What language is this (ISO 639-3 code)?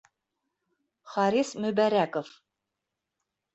bak